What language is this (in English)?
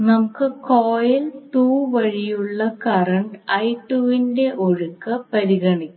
Malayalam